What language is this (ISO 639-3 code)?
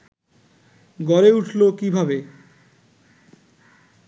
ben